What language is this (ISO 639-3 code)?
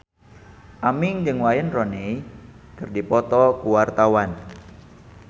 sun